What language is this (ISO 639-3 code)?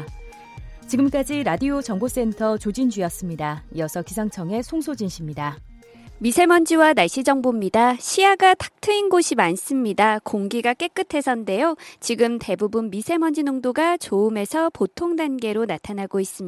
kor